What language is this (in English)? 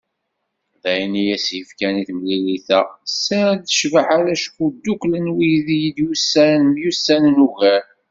Kabyle